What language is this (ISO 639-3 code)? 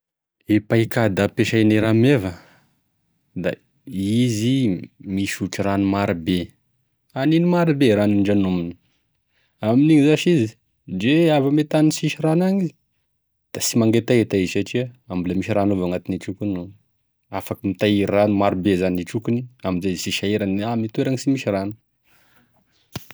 tkg